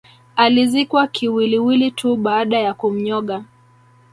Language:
Swahili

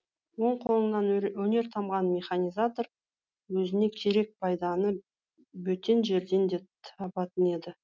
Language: Kazakh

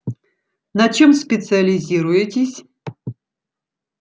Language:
Russian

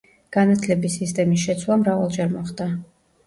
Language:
Georgian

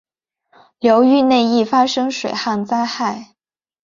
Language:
Chinese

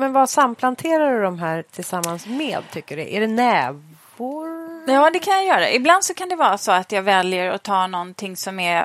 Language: Swedish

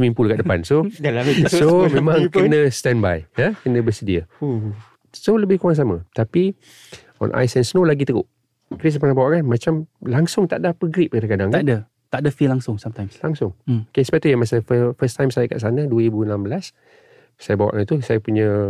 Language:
Malay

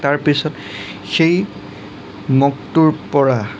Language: Assamese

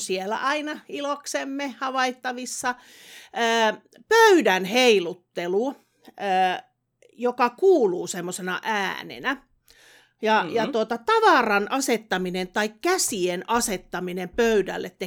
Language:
Finnish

